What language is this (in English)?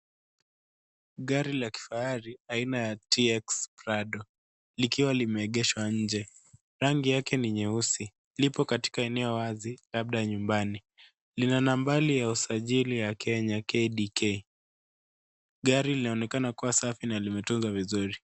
Swahili